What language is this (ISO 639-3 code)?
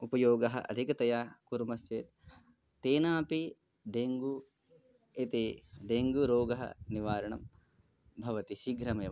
san